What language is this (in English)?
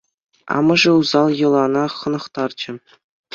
Chuvash